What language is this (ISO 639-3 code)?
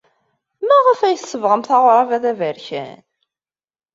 kab